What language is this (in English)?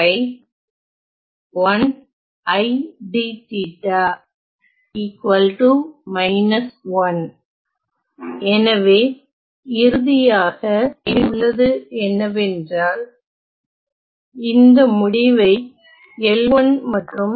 Tamil